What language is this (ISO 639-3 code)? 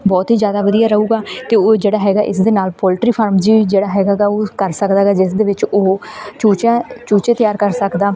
pan